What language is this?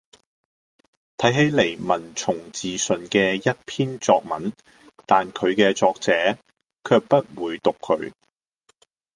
Cantonese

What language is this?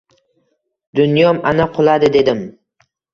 Uzbek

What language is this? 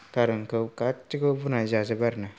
Bodo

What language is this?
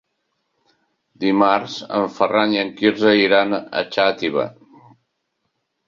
Catalan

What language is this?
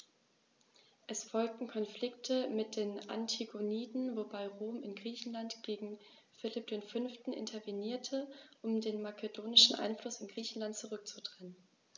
German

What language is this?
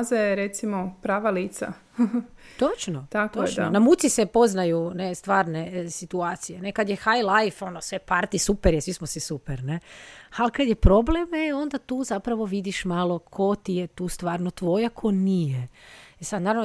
Croatian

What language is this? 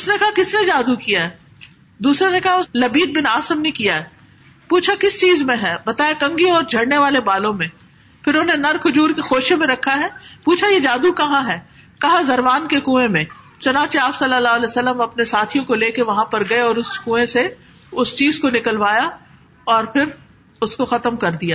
Urdu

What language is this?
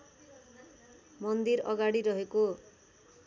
Nepali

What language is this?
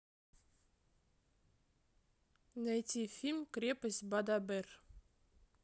Russian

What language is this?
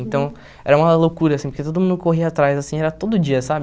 Portuguese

